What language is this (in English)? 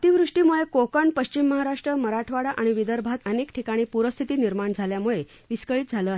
Marathi